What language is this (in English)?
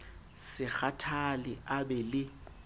Southern Sotho